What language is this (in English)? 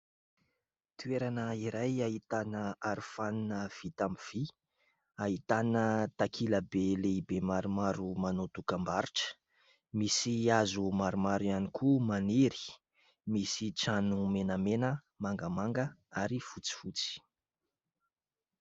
Malagasy